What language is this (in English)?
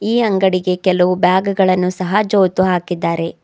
Kannada